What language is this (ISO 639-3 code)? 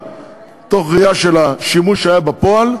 heb